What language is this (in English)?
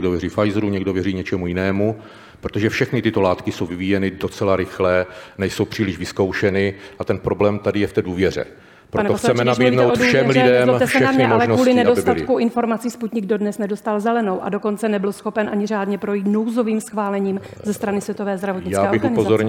Czech